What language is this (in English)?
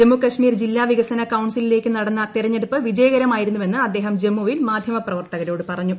Malayalam